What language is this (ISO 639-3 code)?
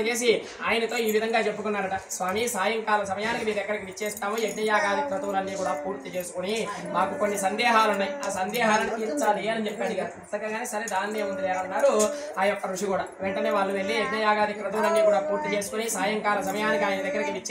ind